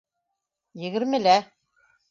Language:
Bashkir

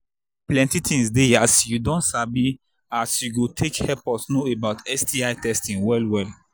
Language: Nigerian Pidgin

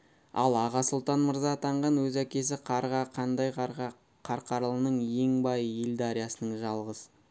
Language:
Kazakh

